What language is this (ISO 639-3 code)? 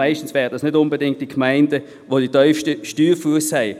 gsw